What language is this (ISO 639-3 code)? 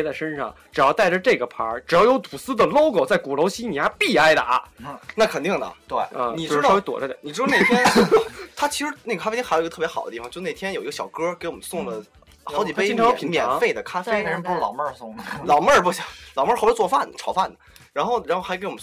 zho